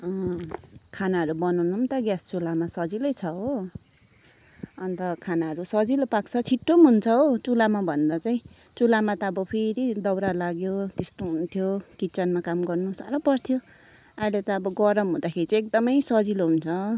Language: Nepali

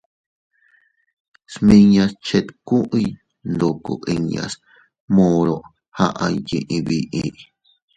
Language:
Teutila Cuicatec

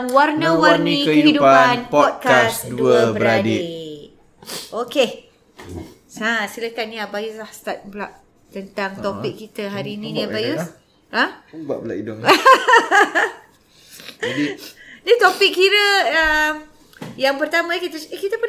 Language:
Malay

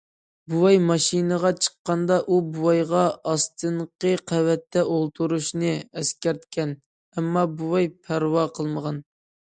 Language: Uyghur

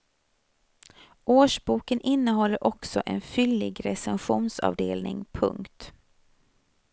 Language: Swedish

